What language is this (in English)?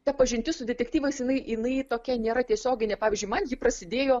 Lithuanian